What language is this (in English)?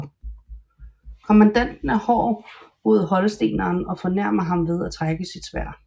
Danish